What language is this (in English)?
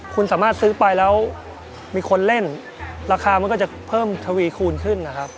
Thai